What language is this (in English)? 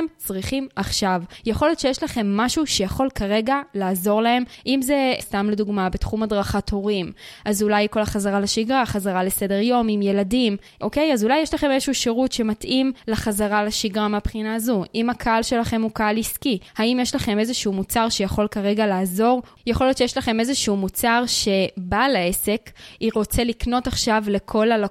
Hebrew